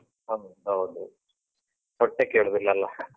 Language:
Kannada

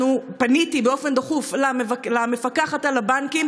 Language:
Hebrew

